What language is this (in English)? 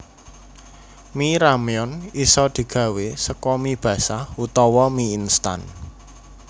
Javanese